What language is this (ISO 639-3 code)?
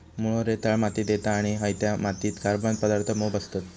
mar